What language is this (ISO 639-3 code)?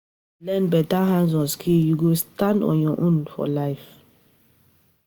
pcm